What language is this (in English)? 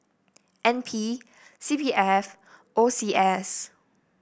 English